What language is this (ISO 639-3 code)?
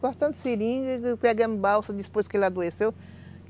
por